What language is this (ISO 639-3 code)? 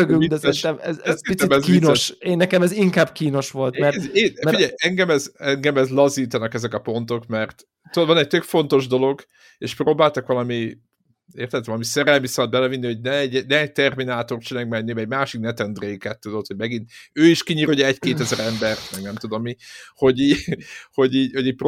hun